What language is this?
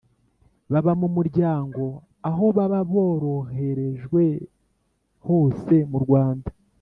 Kinyarwanda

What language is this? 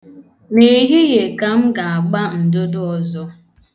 Igbo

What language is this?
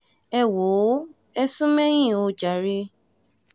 Yoruba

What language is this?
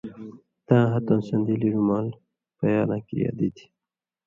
Indus Kohistani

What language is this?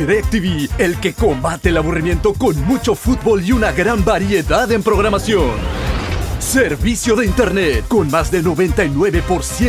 Spanish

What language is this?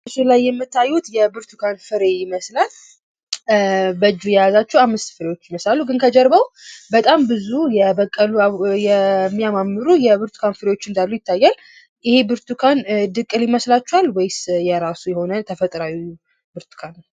Amharic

